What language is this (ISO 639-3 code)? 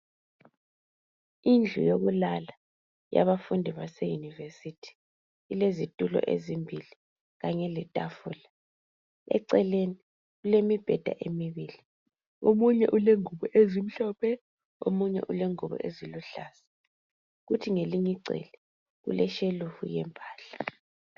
nde